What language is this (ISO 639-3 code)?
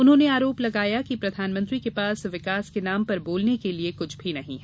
hin